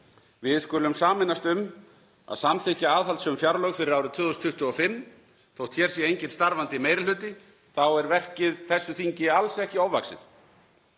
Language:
Icelandic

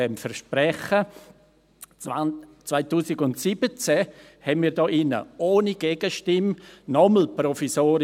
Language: Swiss German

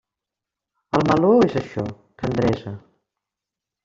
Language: Catalan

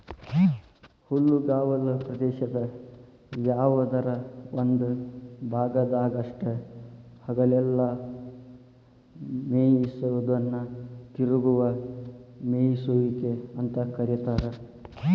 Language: Kannada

